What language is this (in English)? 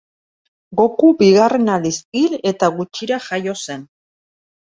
Basque